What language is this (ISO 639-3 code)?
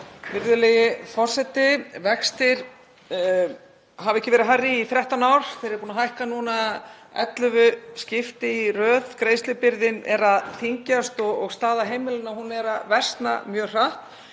isl